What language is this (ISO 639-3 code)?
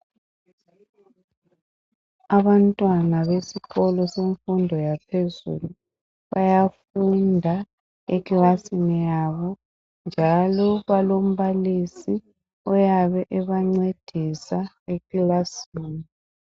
nde